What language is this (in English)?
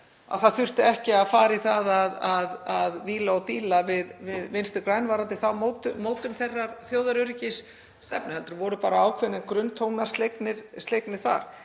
Icelandic